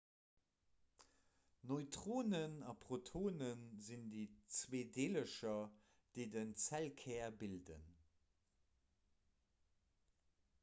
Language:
Luxembourgish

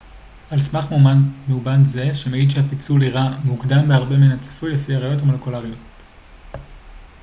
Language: Hebrew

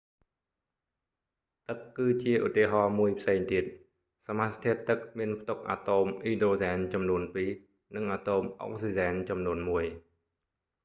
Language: Khmer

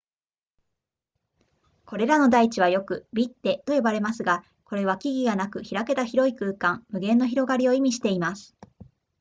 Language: Japanese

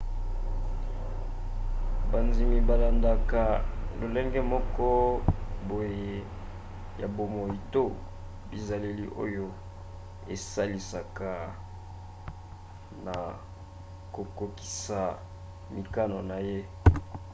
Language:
Lingala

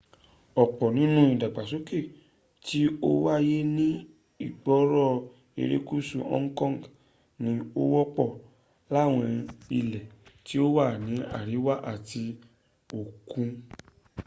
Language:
Yoruba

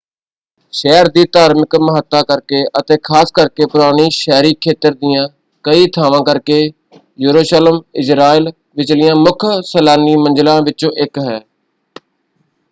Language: Punjabi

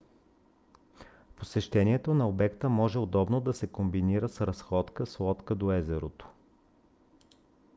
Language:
Bulgarian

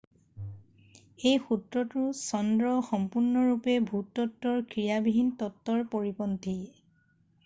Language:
Assamese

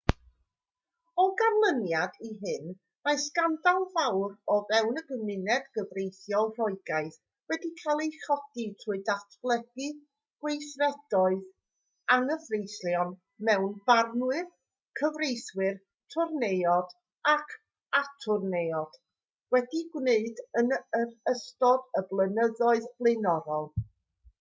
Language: Welsh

